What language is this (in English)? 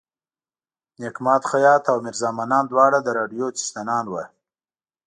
Pashto